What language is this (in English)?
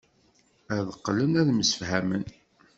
Kabyle